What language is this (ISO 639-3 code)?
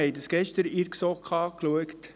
gsw